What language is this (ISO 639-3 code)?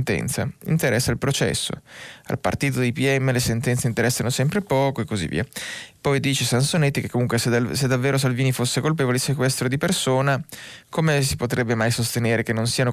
ita